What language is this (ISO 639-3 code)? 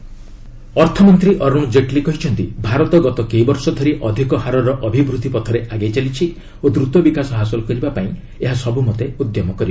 ori